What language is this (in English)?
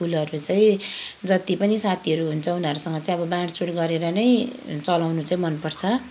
Nepali